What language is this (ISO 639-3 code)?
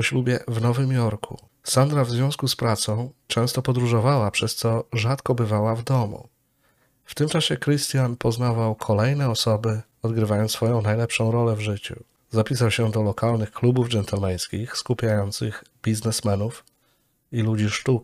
pol